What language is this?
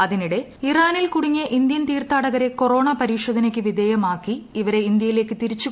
Malayalam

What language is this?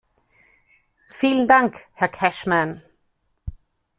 German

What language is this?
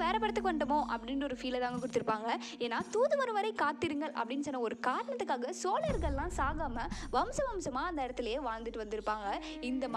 Tamil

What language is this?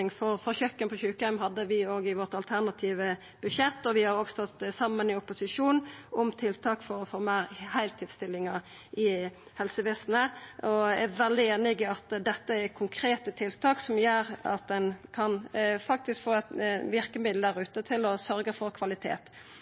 Norwegian Nynorsk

